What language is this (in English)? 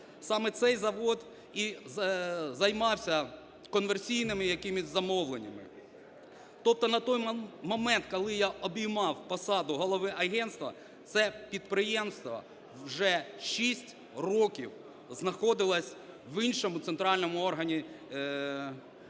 Ukrainian